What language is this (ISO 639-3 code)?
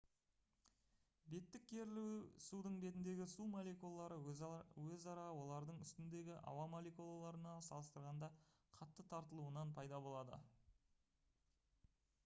kaz